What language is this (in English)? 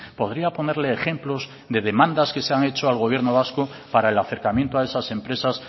Spanish